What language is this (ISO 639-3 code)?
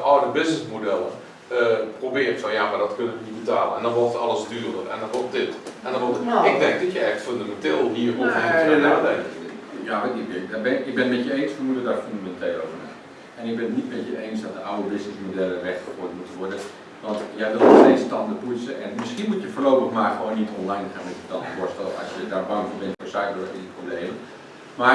nld